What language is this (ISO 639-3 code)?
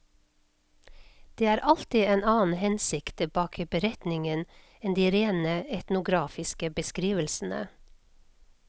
nor